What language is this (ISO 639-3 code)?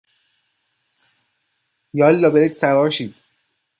fas